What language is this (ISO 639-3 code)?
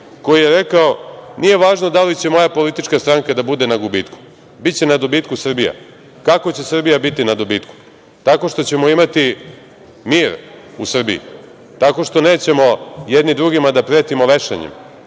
srp